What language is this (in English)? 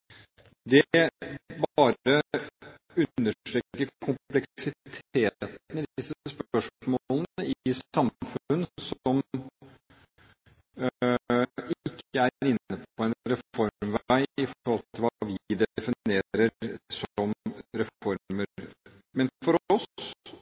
Norwegian Bokmål